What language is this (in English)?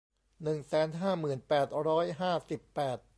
Thai